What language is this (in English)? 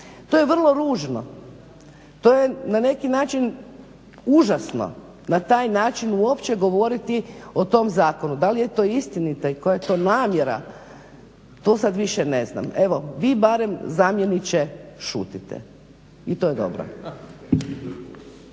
Croatian